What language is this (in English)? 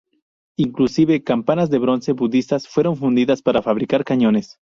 Spanish